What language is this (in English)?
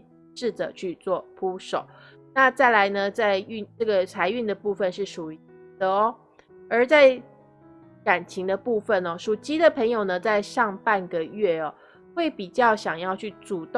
Chinese